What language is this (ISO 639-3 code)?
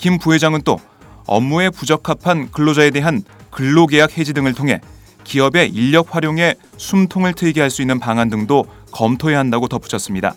kor